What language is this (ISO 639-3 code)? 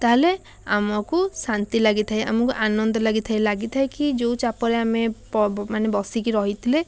ori